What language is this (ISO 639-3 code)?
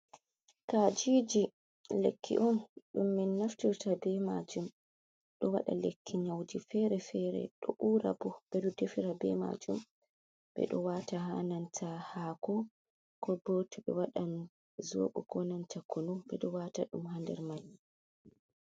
ful